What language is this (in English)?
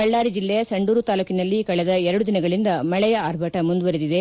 Kannada